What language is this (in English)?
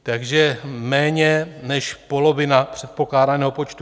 Czech